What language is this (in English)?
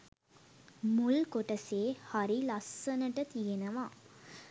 Sinhala